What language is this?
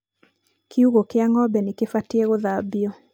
Kikuyu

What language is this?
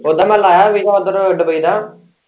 Punjabi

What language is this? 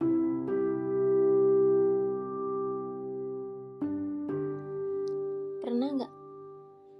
Indonesian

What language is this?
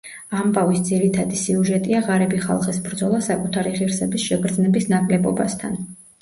Georgian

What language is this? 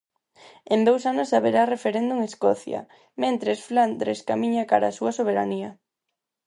Galician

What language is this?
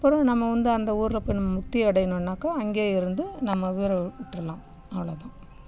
Tamil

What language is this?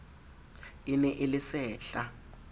Southern Sotho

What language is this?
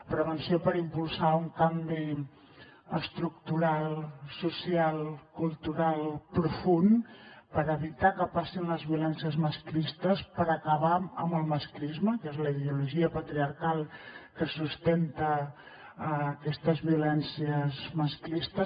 Catalan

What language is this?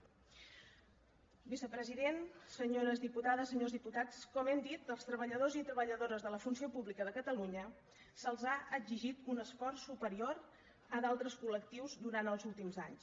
Catalan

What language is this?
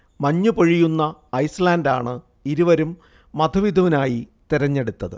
Malayalam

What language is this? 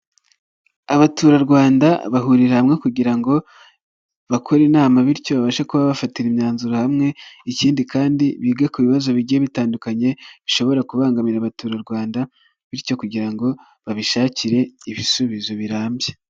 Kinyarwanda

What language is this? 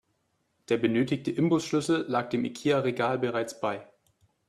German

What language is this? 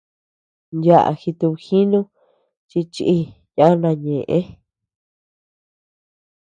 Tepeuxila Cuicatec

